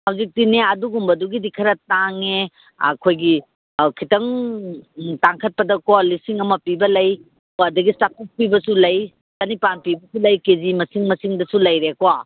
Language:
Manipuri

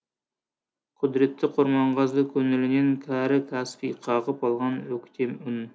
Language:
Kazakh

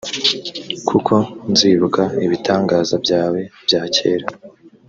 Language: Kinyarwanda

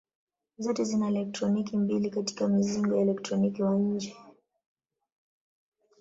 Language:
Swahili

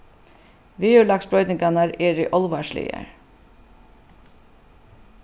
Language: Faroese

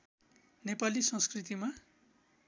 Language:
Nepali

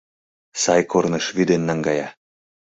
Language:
Mari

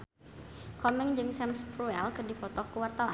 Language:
Sundanese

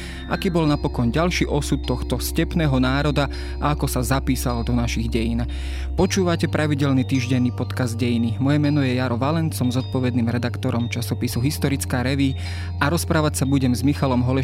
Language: Slovak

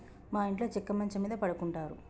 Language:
Telugu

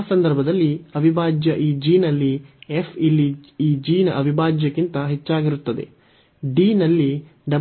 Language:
Kannada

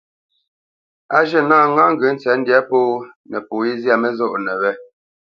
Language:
Bamenyam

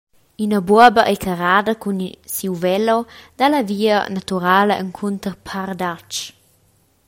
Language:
Romansh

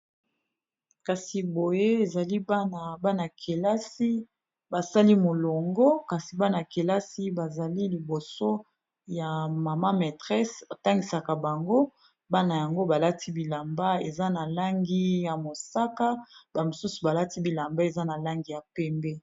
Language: Lingala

